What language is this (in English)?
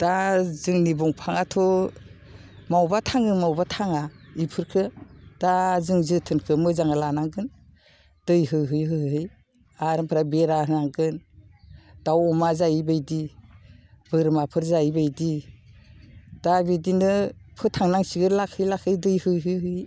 Bodo